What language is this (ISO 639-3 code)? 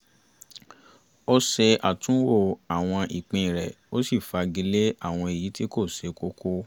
yor